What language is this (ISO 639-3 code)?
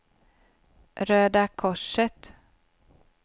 swe